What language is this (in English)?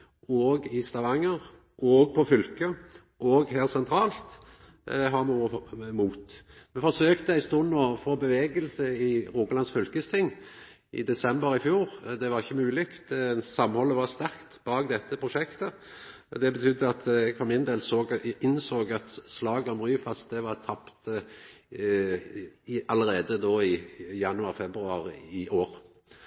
Norwegian Nynorsk